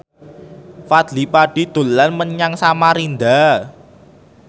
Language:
Javanese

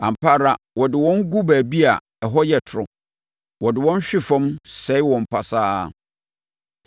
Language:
Akan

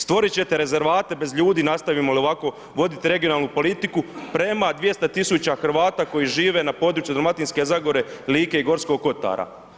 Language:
Croatian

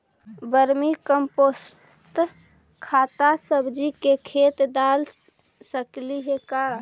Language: Magahi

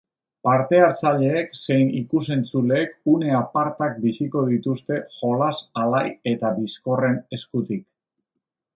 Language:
Basque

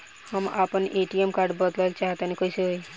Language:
Bhojpuri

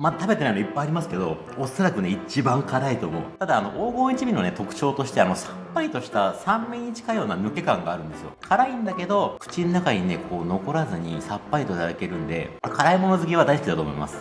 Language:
Japanese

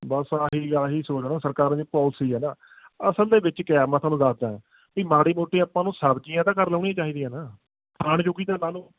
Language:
Punjabi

